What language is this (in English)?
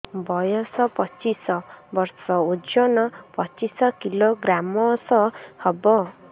Odia